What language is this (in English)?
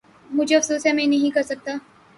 Urdu